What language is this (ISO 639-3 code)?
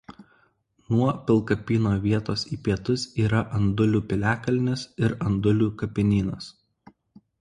lit